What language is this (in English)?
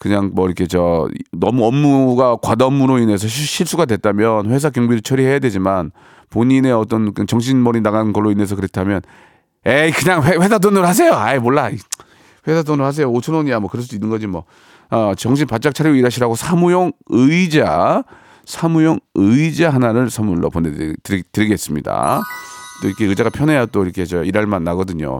Korean